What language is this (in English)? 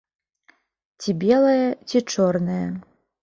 Belarusian